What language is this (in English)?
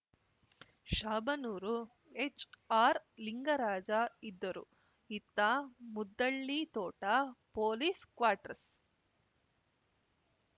Kannada